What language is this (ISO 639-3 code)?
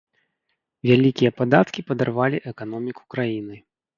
bel